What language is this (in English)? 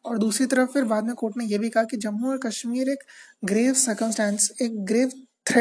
Hindi